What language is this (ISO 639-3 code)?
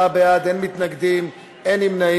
heb